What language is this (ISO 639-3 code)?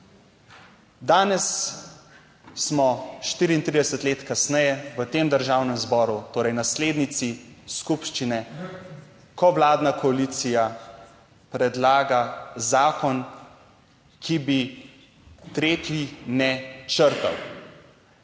slv